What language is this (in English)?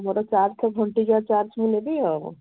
Odia